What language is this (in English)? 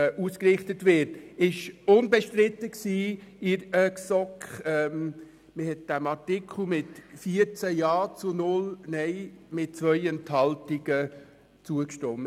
Swiss German